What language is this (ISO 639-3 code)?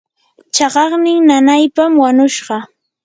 qur